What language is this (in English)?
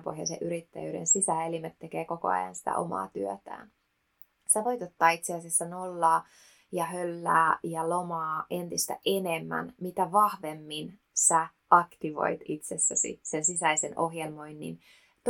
Finnish